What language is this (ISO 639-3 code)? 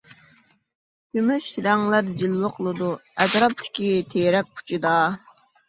uig